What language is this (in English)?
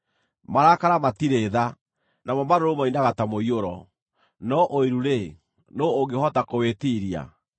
Kikuyu